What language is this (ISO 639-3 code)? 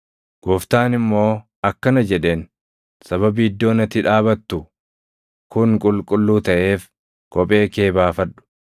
orm